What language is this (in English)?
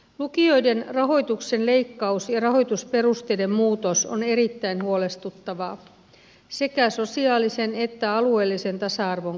Finnish